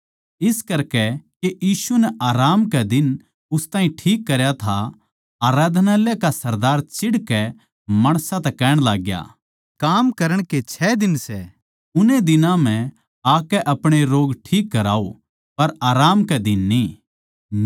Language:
Haryanvi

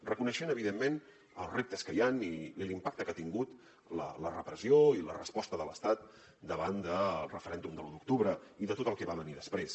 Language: Catalan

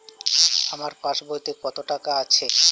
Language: Bangla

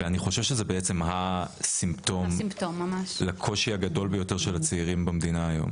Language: Hebrew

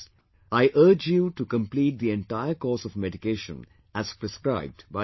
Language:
English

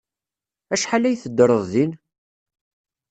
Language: Kabyle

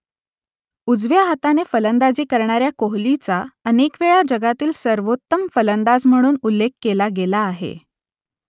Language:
Marathi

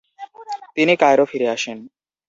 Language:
Bangla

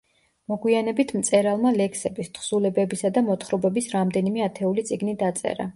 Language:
Georgian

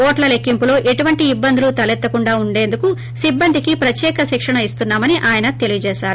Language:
Telugu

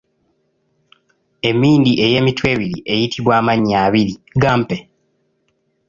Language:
Ganda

